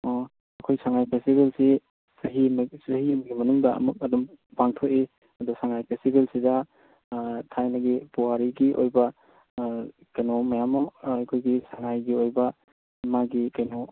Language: Manipuri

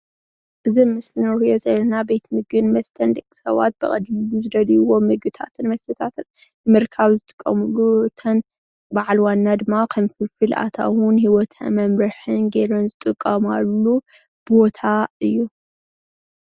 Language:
Tigrinya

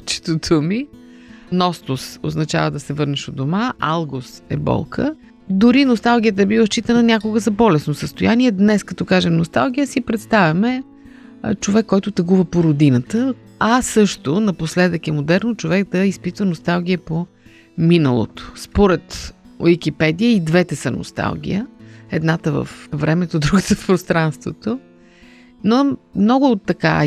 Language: Bulgarian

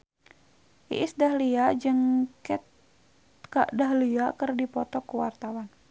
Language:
Sundanese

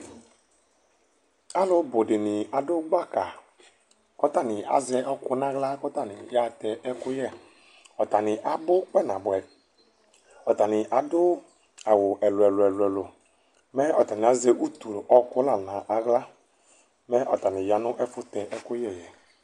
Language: Ikposo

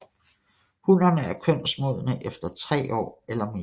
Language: Danish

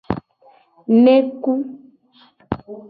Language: Gen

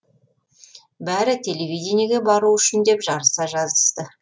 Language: Kazakh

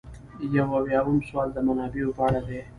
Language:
Pashto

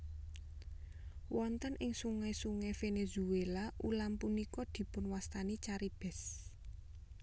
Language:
Javanese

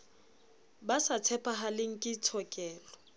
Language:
Southern Sotho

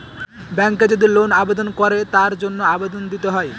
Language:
Bangla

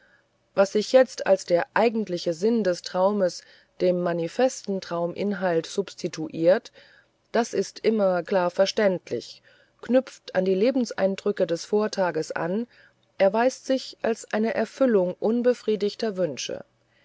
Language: German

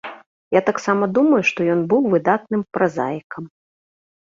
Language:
Belarusian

